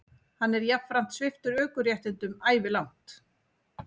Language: Icelandic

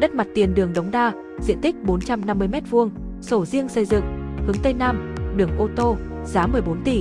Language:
Vietnamese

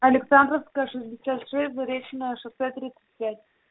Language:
Russian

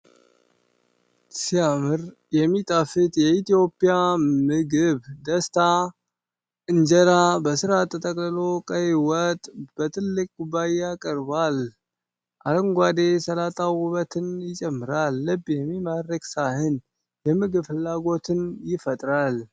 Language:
Amharic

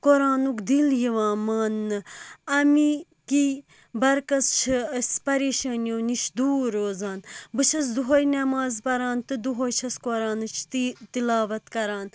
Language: Kashmiri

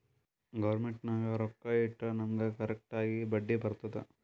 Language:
Kannada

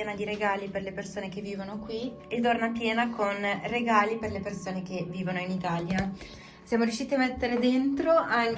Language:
Italian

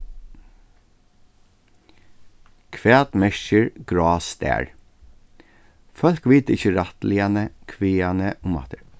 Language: Faroese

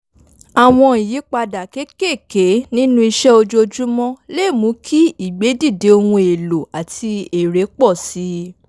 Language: Yoruba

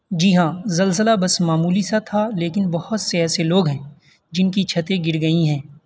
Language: Urdu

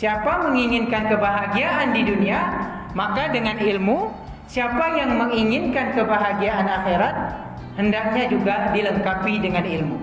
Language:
Indonesian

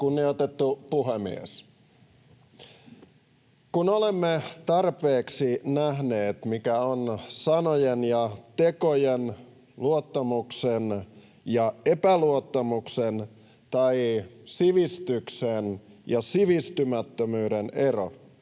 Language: Finnish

